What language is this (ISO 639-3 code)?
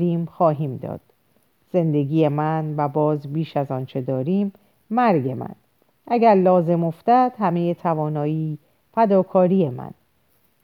fas